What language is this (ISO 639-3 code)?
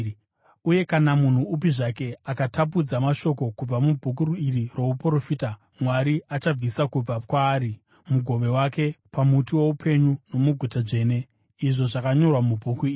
sna